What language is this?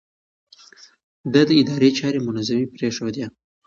Pashto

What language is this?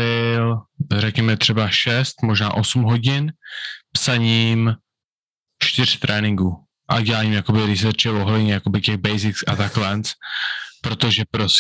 Czech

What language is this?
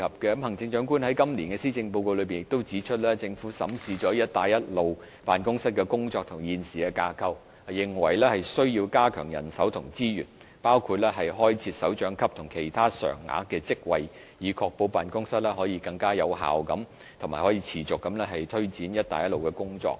Cantonese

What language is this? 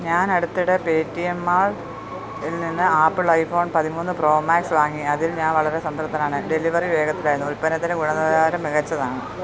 Malayalam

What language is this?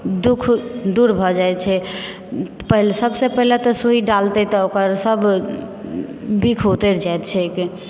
Maithili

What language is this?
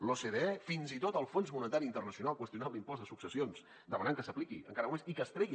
Catalan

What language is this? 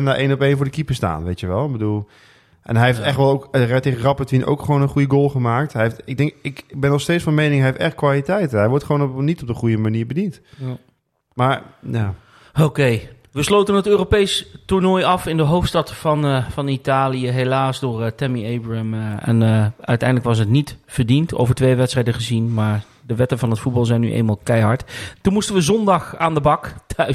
Dutch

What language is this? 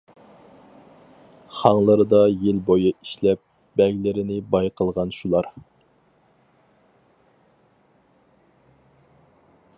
Uyghur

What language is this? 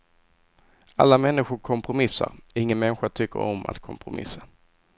Swedish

